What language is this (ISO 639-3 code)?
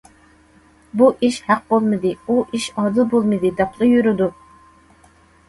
uig